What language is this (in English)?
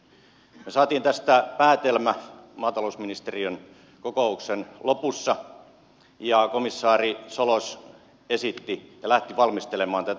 Finnish